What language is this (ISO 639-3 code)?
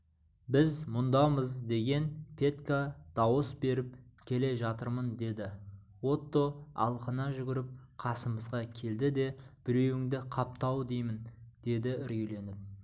kaz